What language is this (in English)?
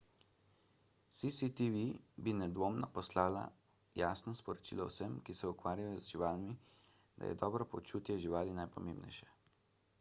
Slovenian